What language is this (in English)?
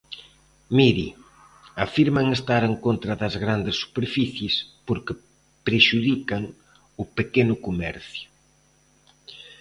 Galician